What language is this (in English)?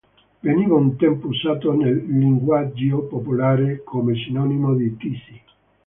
Italian